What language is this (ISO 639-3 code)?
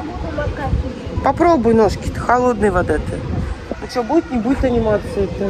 rus